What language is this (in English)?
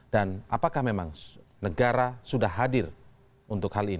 Indonesian